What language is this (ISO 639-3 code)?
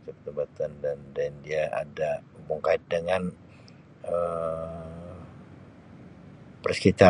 msi